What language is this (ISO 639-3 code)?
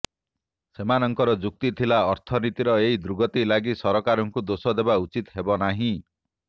ori